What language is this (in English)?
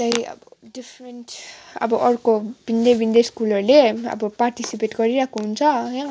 Nepali